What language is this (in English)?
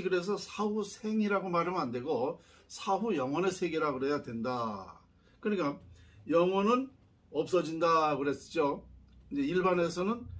Korean